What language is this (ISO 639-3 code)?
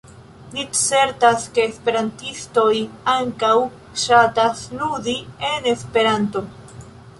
epo